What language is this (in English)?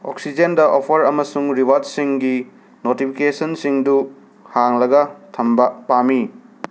Manipuri